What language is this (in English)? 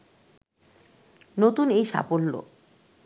Bangla